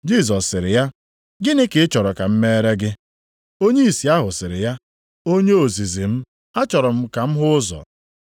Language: Igbo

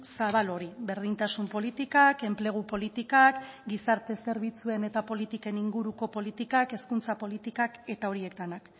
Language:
Basque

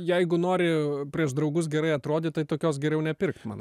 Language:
Lithuanian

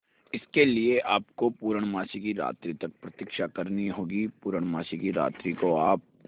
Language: Hindi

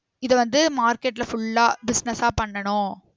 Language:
Tamil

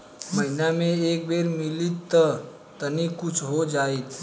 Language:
Bhojpuri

